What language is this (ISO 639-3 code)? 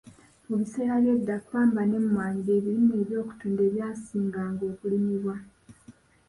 lug